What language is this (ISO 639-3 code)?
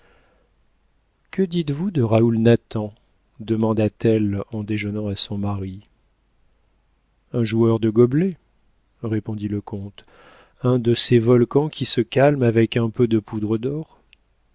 fra